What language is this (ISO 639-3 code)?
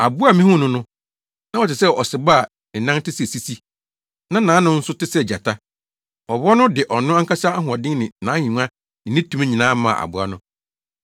aka